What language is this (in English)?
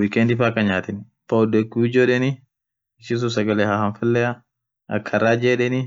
Orma